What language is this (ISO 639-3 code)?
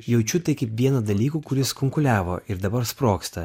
lit